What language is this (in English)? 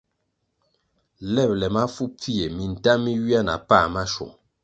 Kwasio